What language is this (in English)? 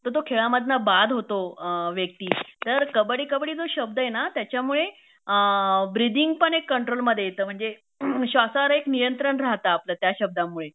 Marathi